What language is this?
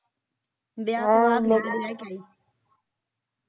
Punjabi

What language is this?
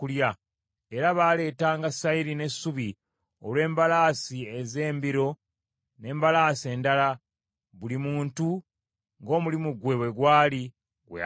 Ganda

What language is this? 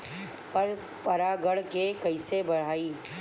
Bhojpuri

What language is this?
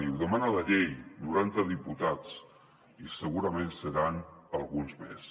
Catalan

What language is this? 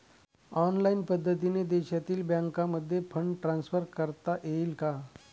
Marathi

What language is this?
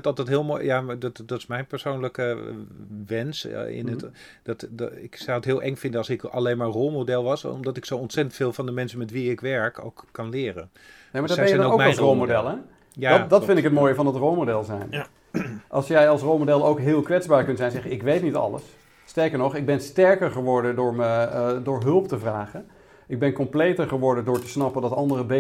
Dutch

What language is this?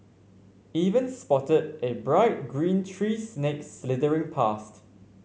English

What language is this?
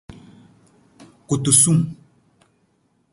Nawdm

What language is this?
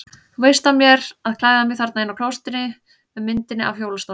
Icelandic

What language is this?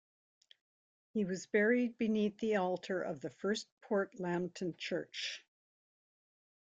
English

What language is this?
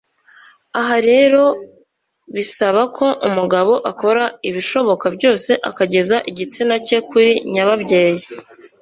Kinyarwanda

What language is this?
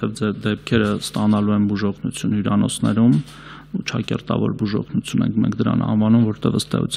Turkish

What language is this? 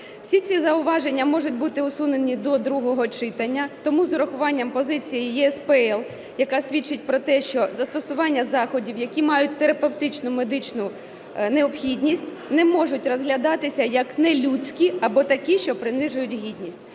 Ukrainian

